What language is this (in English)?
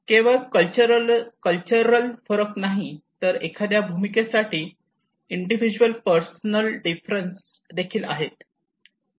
Marathi